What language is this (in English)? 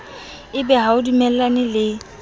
Southern Sotho